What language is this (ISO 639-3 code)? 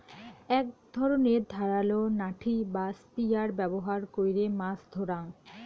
ben